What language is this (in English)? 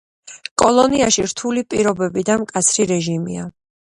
Georgian